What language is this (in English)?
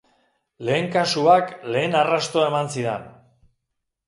Basque